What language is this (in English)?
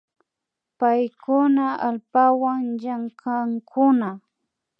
Imbabura Highland Quichua